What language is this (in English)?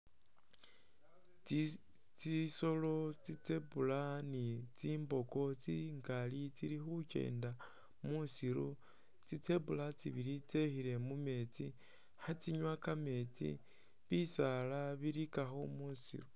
Masaaba